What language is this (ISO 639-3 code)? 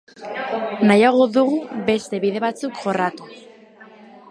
eus